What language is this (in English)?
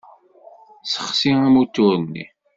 Kabyle